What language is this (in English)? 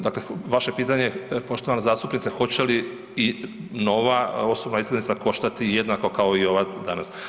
Croatian